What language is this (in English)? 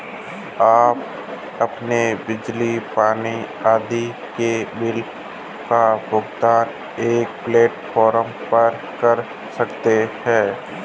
Hindi